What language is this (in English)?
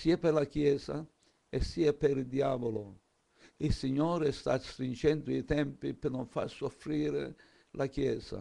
Italian